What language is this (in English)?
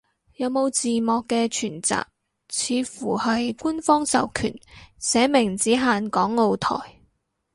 Cantonese